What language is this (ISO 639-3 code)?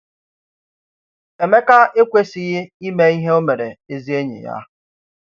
ibo